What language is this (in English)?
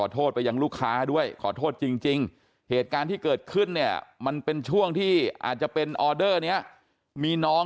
Thai